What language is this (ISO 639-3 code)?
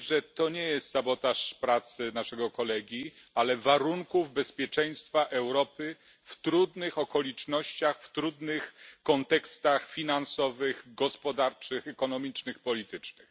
pol